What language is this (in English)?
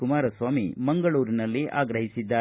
Kannada